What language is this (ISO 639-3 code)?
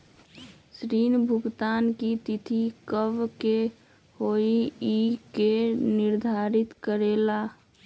mag